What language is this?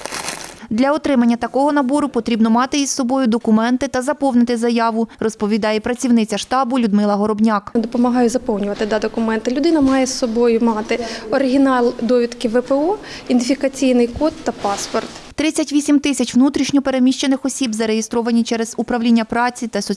Ukrainian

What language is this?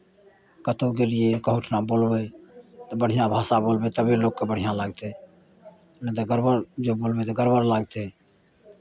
Maithili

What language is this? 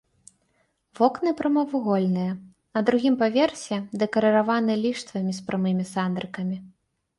Belarusian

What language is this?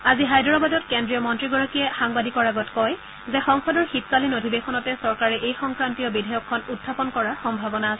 Assamese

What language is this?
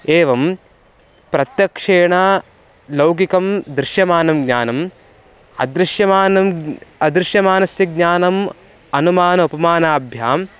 Sanskrit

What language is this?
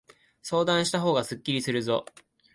Japanese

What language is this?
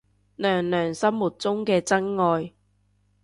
Cantonese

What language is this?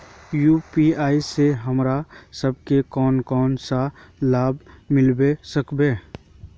Magahi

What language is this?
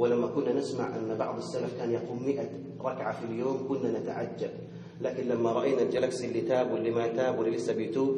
Arabic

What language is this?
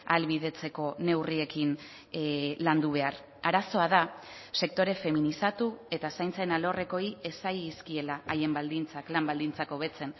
Basque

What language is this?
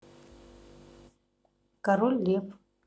Russian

